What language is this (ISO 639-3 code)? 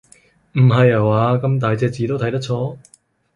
yue